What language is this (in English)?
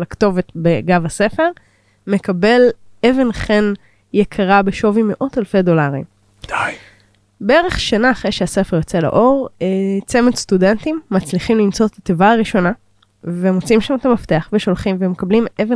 Hebrew